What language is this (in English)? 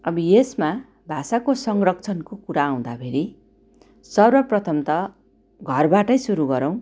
Nepali